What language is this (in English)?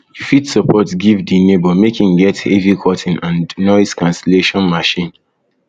Nigerian Pidgin